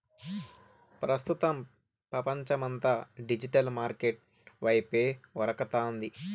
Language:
Telugu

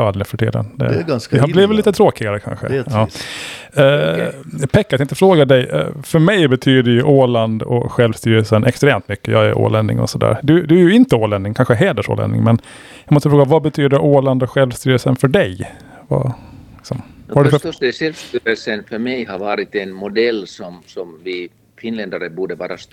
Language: Swedish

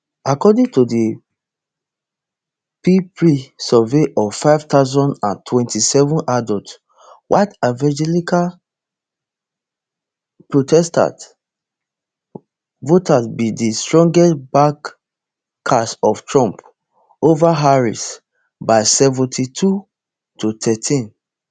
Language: Nigerian Pidgin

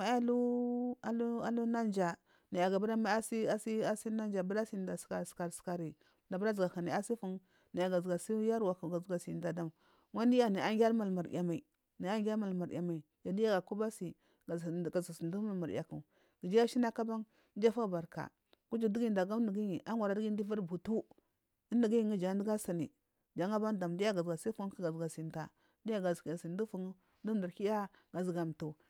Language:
Marghi South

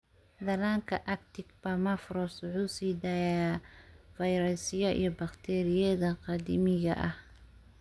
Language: Somali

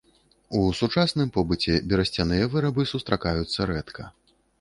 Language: Belarusian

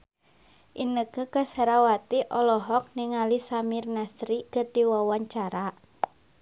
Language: Sundanese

